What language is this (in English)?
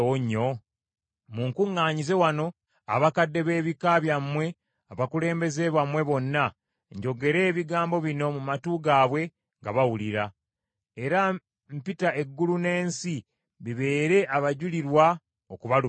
Ganda